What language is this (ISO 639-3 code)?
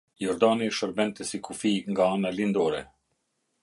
sqi